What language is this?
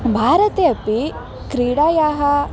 Sanskrit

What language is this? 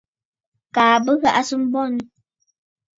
Bafut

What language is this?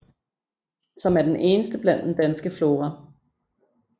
Danish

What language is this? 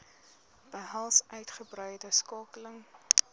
Afrikaans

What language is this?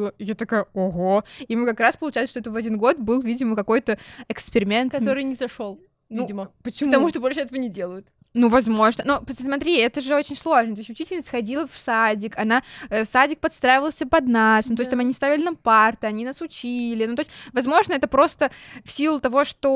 Russian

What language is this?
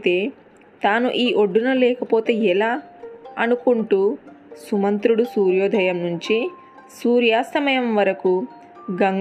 Telugu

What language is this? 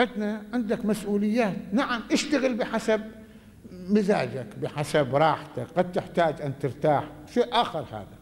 Arabic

